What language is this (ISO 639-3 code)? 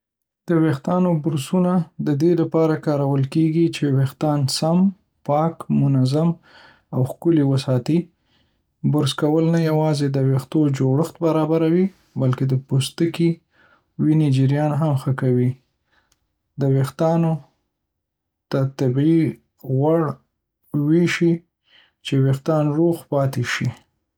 pus